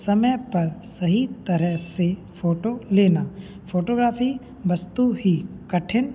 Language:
Hindi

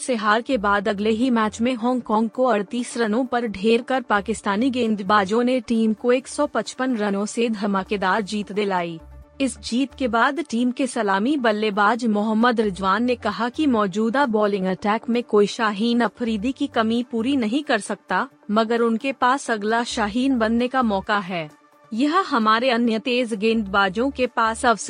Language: Hindi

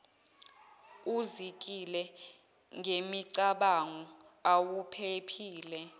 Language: Zulu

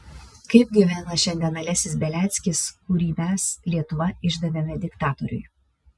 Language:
Lithuanian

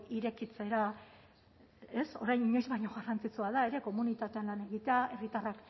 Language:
Basque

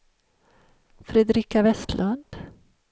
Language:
Swedish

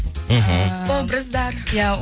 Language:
Kazakh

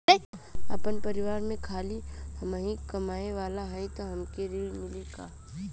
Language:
Bhojpuri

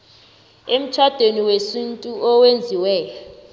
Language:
South Ndebele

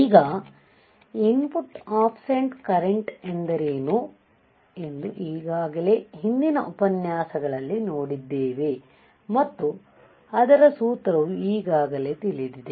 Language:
Kannada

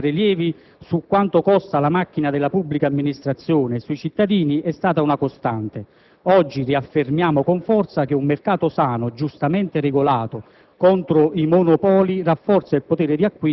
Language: Italian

